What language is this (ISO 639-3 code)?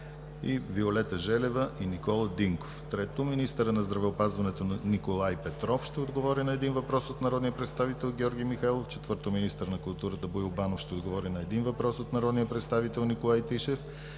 bul